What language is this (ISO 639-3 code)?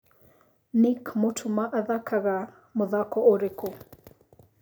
kik